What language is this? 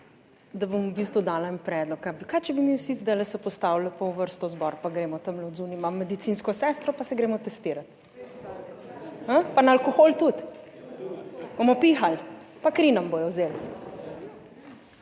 Slovenian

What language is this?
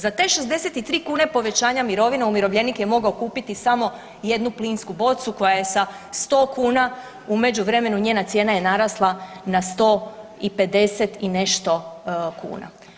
Croatian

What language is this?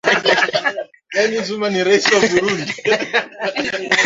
Swahili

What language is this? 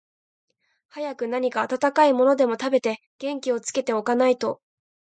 Japanese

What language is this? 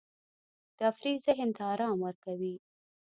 Pashto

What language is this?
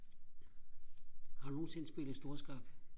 Danish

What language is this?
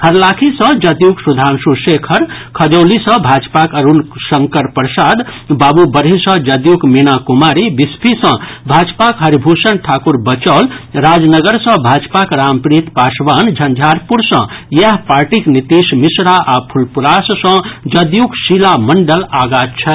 Maithili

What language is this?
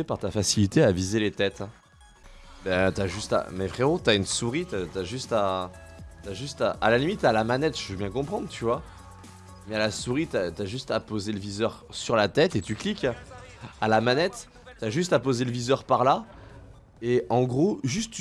French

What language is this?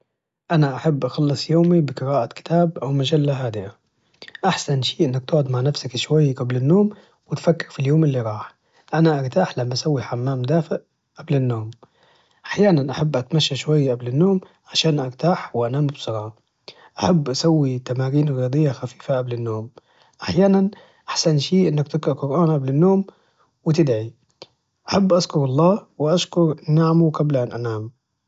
Najdi Arabic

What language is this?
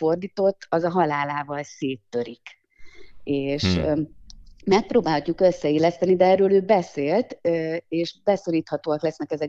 Hungarian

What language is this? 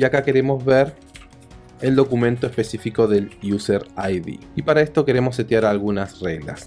Spanish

